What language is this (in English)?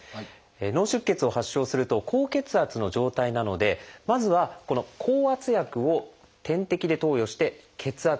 Japanese